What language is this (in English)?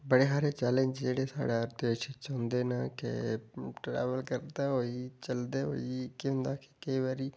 Dogri